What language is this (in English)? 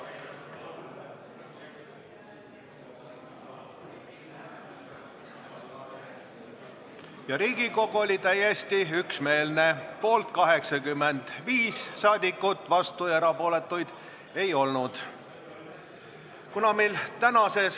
Estonian